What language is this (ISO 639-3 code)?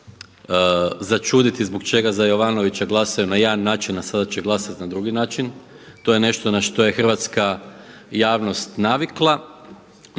hrv